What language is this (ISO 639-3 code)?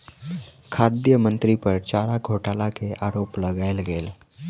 mai